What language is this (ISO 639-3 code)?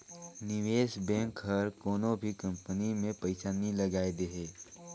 hne